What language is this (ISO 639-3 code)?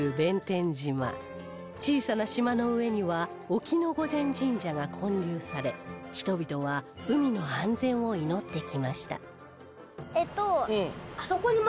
jpn